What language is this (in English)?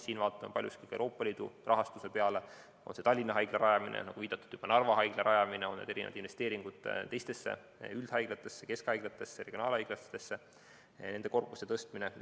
Estonian